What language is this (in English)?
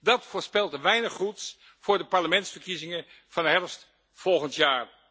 Dutch